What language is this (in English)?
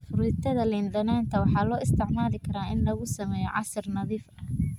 Somali